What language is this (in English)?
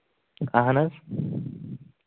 Kashmiri